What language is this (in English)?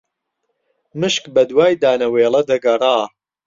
Central Kurdish